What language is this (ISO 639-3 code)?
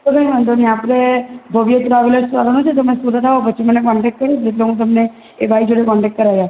guj